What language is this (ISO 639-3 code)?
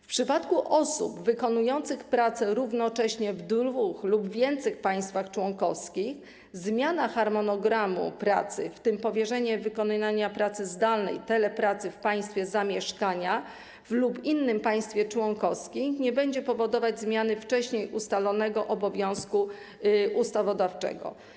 pol